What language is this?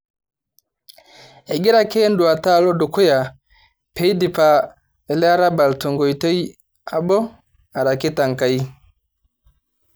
Masai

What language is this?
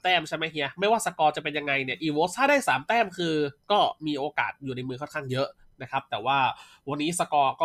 Thai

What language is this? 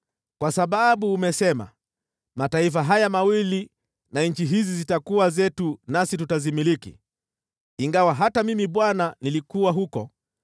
Swahili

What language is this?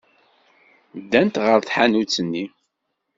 Kabyle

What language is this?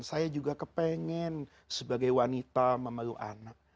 Indonesian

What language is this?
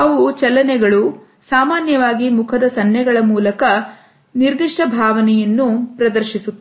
Kannada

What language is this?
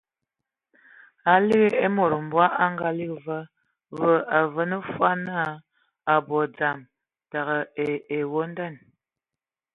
Ewondo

